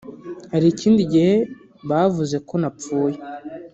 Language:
Kinyarwanda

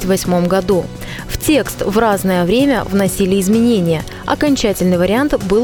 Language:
Russian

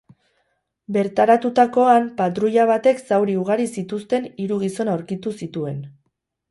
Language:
Basque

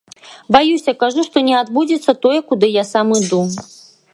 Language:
Belarusian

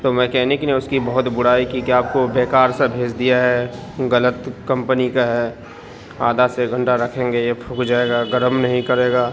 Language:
Urdu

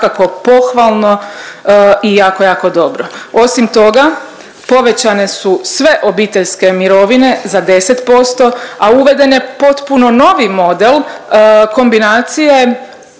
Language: Croatian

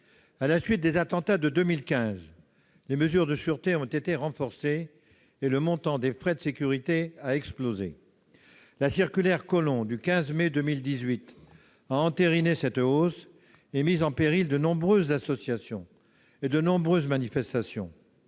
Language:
French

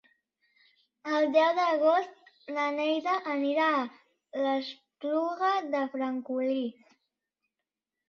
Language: Catalan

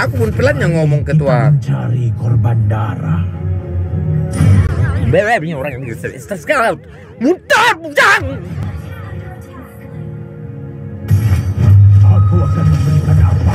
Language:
Indonesian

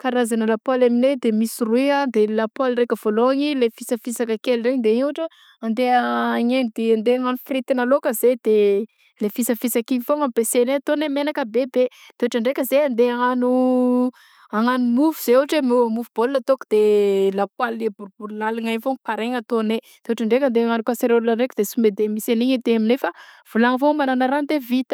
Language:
Southern Betsimisaraka Malagasy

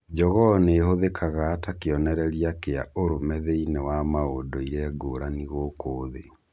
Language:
Kikuyu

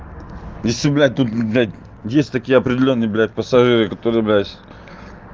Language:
Russian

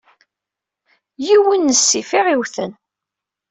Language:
Kabyle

